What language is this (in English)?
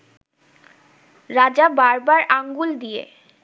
Bangla